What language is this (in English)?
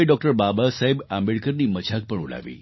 Gujarati